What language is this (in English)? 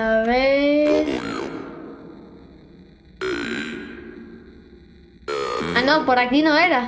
Spanish